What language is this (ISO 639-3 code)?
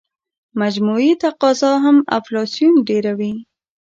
pus